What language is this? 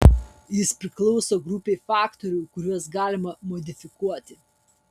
Lithuanian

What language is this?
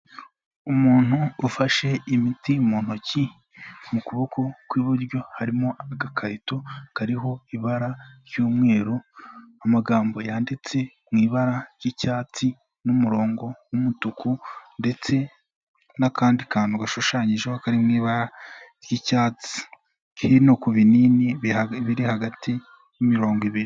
Kinyarwanda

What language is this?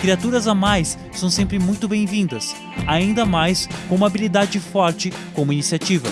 Portuguese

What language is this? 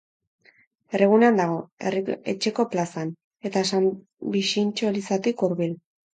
Basque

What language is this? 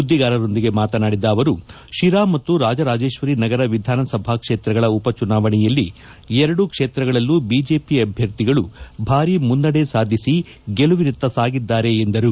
Kannada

